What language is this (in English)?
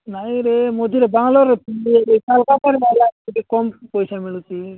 Odia